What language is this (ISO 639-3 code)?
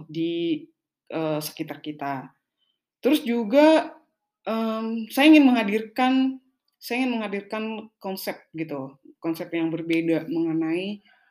ind